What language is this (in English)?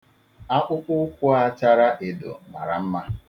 Igbo